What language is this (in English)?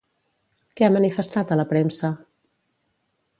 Catalan